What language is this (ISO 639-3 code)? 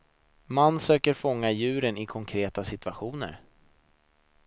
swe